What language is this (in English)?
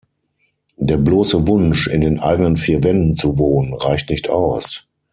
German